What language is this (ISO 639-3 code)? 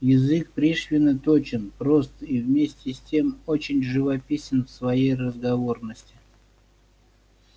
rus